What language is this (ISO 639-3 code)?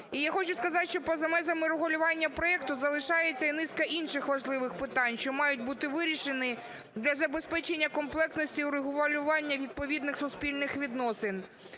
ukr